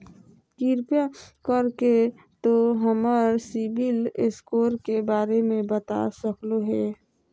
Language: Magahi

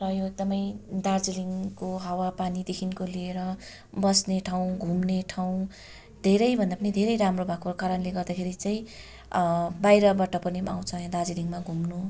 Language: Nepali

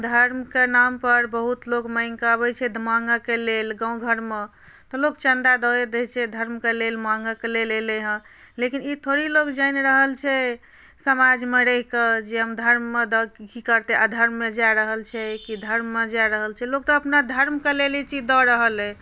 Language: Maithili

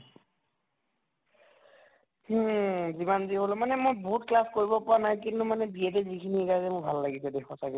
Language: Assamese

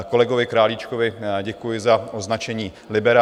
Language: Czech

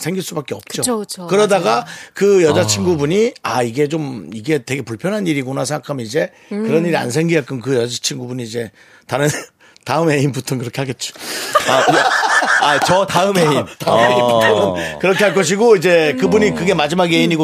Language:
Korean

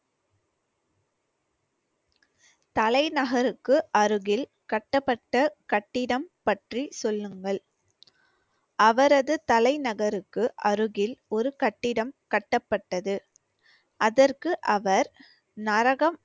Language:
Tamil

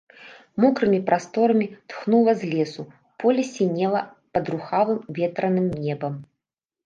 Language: Belarusian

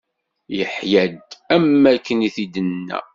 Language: Kabyle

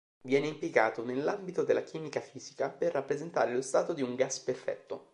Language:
Italian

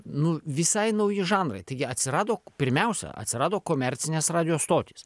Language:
Lithuanian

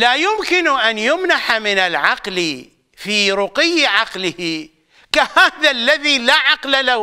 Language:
Arabic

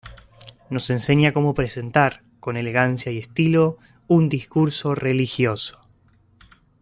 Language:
Spanish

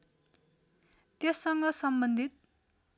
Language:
Nepali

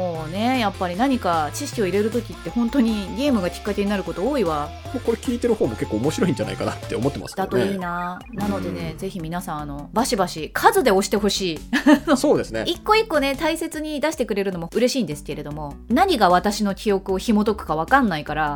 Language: Japanese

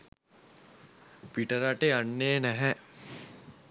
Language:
Sinhala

